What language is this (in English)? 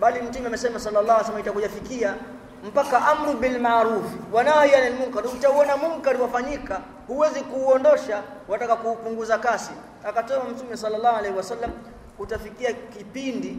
Swahili